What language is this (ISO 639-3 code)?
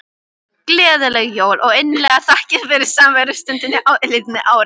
isl